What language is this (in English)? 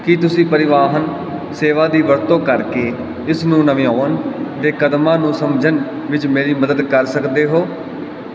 Punjabi